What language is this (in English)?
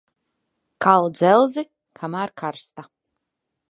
Latvian